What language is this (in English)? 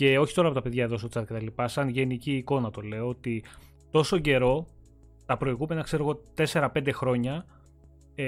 Greek